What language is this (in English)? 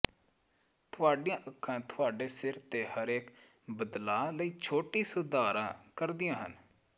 Punjabi